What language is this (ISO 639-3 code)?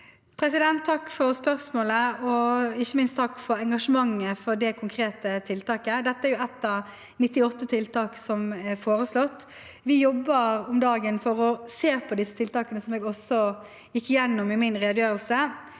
nor